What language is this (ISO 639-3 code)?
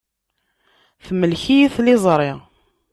kab